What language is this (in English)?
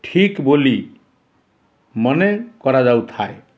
Odia